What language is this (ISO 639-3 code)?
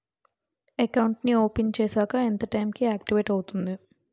tel